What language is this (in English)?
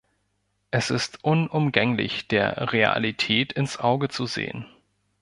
German